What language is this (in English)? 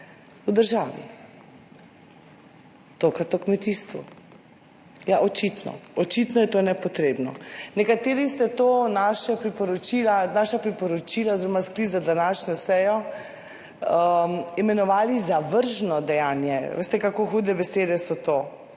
Slovenian